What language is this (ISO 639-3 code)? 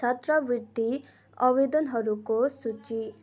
nep